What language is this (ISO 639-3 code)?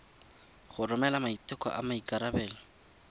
tsn